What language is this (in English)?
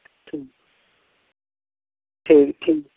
Maithili